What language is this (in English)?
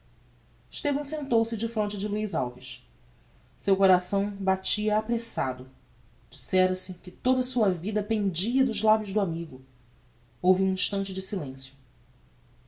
Portuguese